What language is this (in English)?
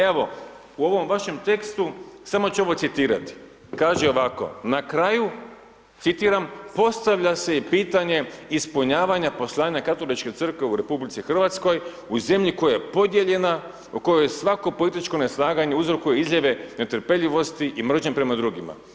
Croatian